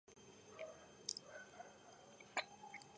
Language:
Georgian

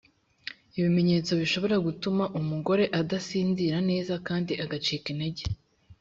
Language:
Kinyarwanda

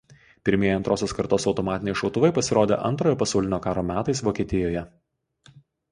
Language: Lithuanian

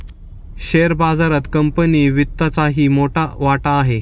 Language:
Marathi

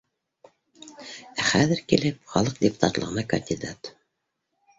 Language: Bashkir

